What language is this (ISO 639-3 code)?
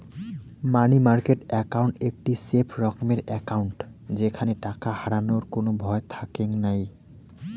ben